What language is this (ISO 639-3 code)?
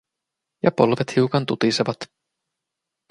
fin